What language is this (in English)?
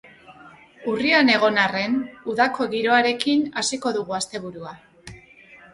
Basque